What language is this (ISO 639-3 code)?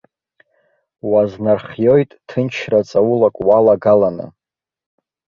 abk